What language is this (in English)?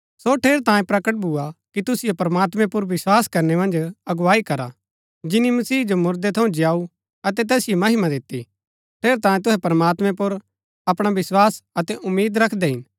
Gaddi